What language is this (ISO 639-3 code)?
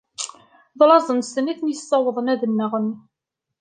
kab